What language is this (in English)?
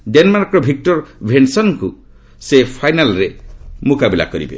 Odia